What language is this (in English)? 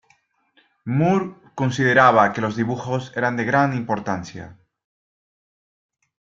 Spanish